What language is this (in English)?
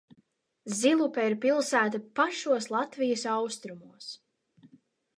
Latvian